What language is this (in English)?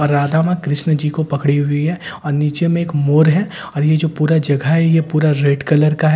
Hindi